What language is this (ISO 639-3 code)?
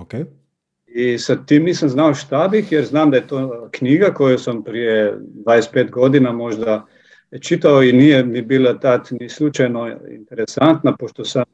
hrv